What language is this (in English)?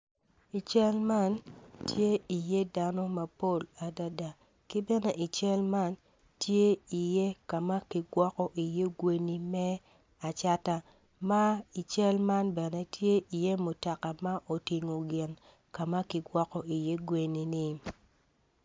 Acoli